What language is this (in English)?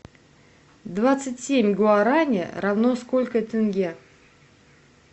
Russian